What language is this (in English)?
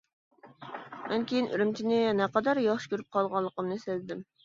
Uyghur